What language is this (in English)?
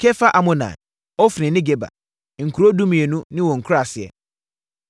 Akan